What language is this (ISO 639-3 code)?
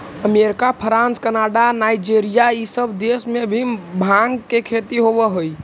mag